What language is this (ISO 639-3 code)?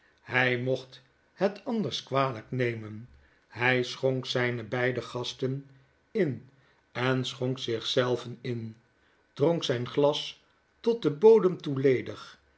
nld